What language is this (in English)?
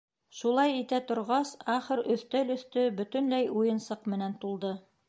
Bashkir